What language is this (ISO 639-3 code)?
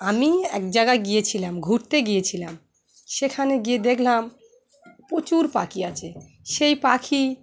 ben